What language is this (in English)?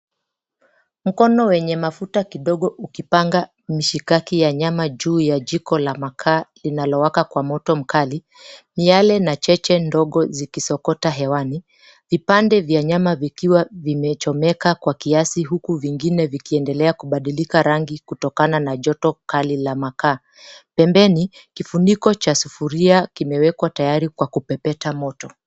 Swahili